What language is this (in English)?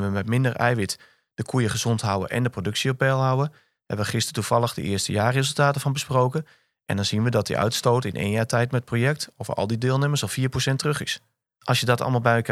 Dutch